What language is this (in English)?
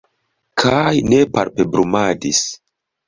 Esperanto